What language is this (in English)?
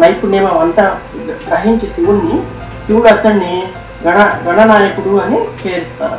Telugu